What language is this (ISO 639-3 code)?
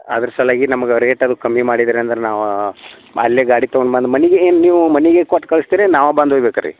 kan